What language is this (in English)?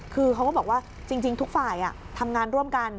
Thai